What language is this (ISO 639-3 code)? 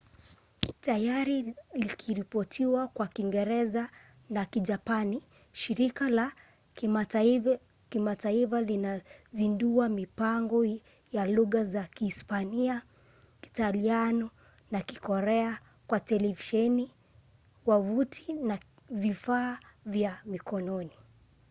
swa